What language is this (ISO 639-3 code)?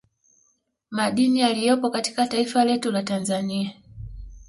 swa